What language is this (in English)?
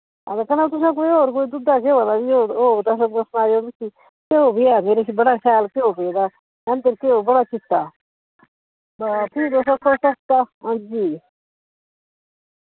Dogri